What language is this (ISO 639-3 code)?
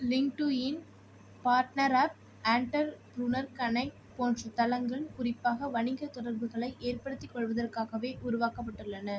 tam